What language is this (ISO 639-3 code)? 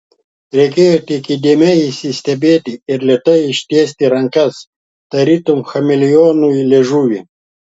lit